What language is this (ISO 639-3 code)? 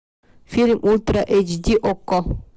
rus